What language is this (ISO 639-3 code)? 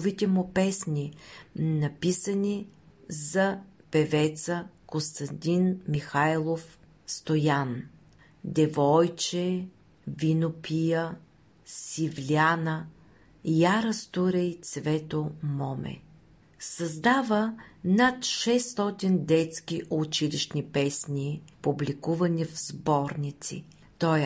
bul